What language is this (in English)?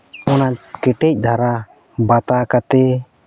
Santali